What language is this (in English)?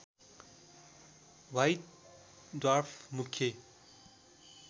Nepali